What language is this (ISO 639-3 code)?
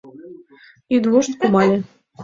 chm